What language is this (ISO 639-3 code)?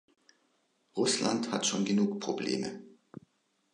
deu